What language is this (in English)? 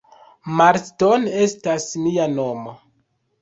Esperanto